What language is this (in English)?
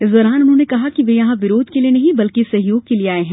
Hindi